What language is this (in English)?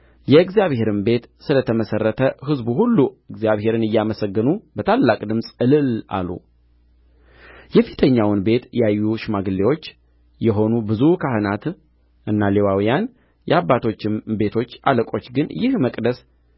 Amharic